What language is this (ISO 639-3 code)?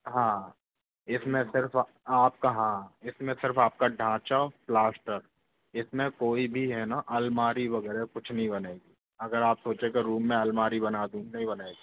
hin